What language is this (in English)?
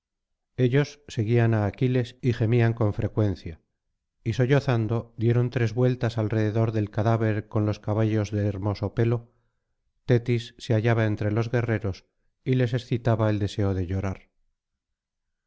Spanish